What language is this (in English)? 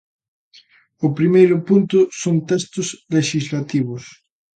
Galician